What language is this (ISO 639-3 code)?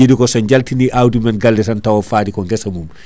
ful